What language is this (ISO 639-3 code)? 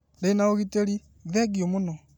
kik